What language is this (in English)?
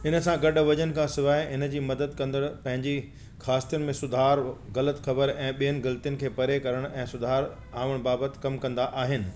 Sindhi